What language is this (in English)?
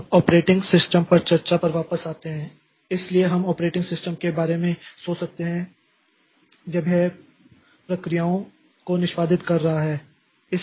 Hindi